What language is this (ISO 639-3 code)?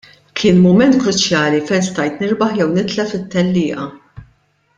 mlt